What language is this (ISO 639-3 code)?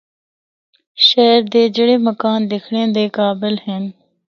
hno